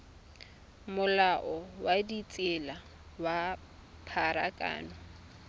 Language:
Tswana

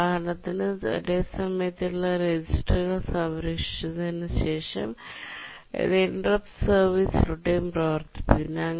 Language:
Malayalam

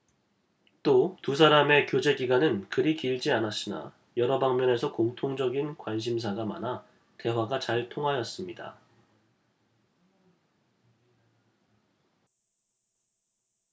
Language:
Korean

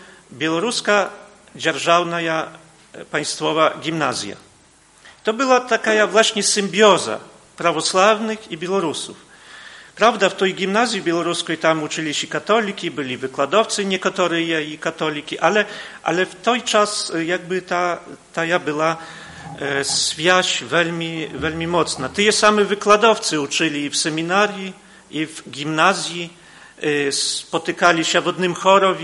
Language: Polish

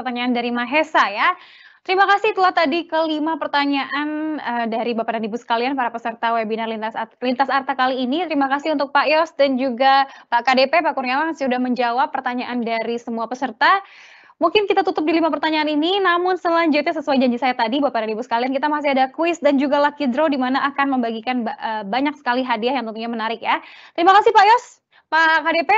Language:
Indonesian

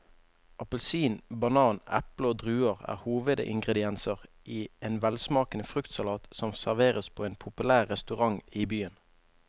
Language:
Norwegian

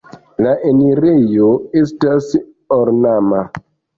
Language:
Esperanto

